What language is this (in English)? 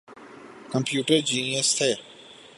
Urdu